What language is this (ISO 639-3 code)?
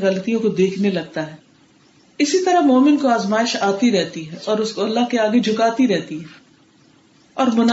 urd